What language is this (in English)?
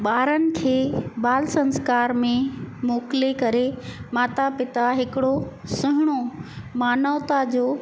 Sindhi